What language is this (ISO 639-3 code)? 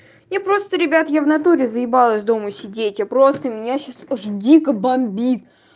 rus